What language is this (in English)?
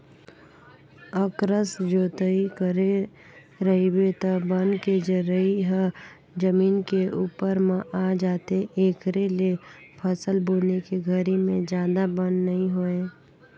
Chhattisgarhi